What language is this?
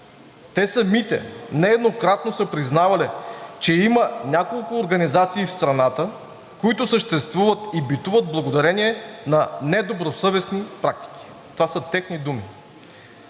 Bulgarian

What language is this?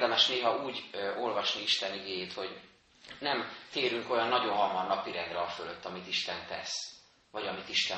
Hungarian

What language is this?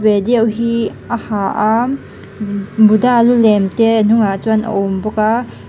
Mizo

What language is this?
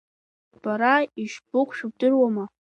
Abkhazian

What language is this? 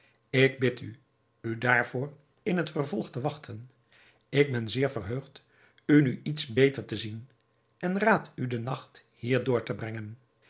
Dutch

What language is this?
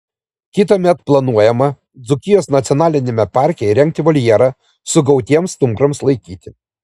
Lithuanian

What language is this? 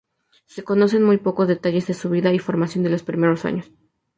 Spanish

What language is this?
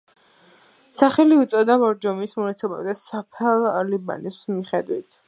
Georgian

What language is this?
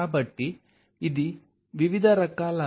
Telugu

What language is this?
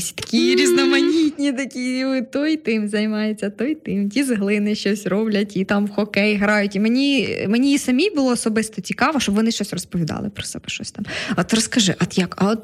Ukrainian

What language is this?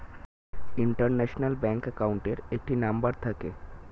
Bangla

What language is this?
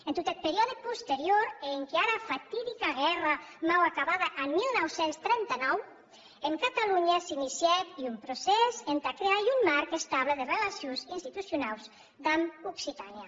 Catalan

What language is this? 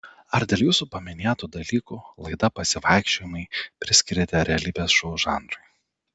Lithuanian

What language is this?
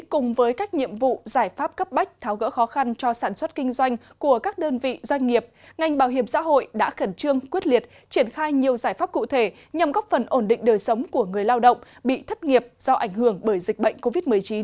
Vietnamese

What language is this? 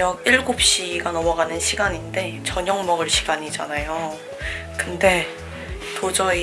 Korean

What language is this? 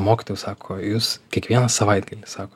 Lithuanian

